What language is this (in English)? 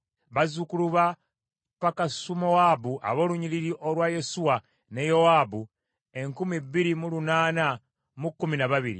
Ganda